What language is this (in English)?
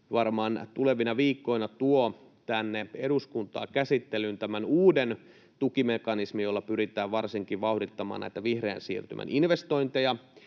Finnish